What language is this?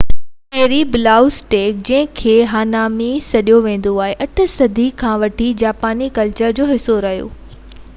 Sindhi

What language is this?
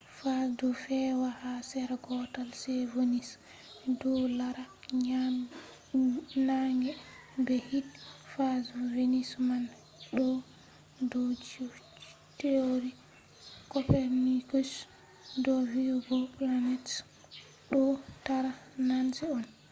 Fula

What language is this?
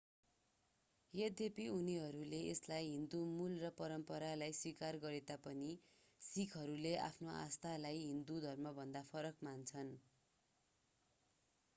Nepali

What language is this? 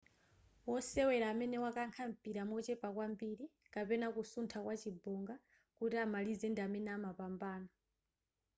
Nyanja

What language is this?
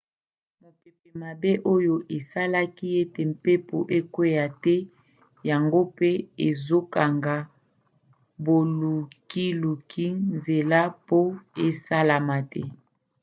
Lingala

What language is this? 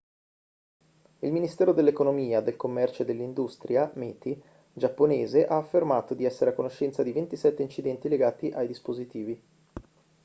Italian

